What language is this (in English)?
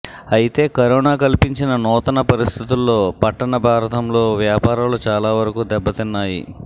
Telugu